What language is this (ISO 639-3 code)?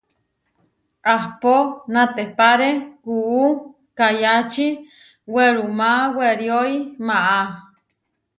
var